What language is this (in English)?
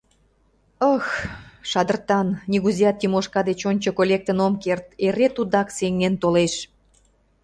Mari